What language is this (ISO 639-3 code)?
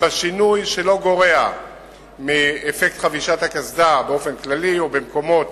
heb